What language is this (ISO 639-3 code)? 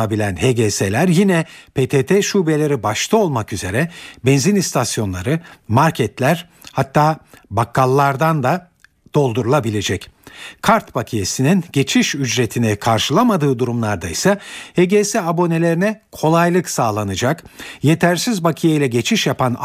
tur